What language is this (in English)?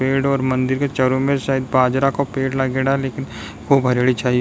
Rajasthani